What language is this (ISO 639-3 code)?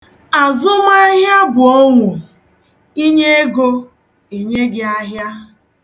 ibo